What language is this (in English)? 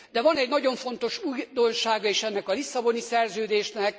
Hungarian